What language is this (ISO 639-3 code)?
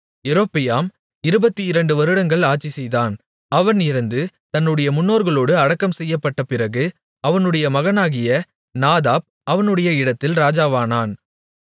tam